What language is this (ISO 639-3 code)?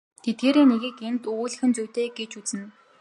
mon